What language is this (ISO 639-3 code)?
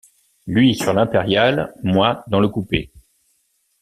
fra